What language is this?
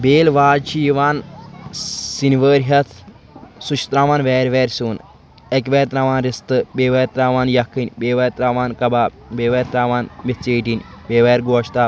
Kashmiri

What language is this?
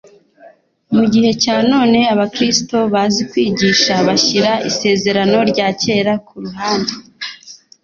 Kinyarwanda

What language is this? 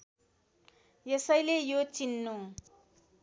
Nepali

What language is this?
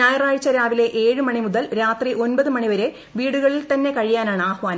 Malayalam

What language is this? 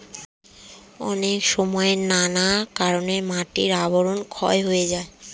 Bangla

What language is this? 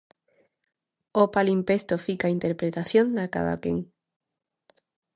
Galician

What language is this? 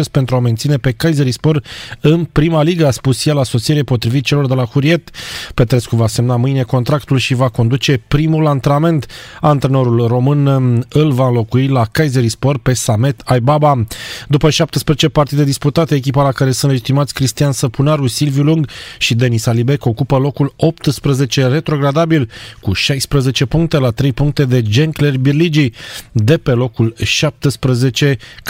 Romanian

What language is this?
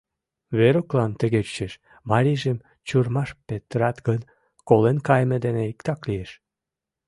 Mari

